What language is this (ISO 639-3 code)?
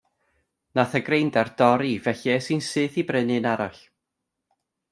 cym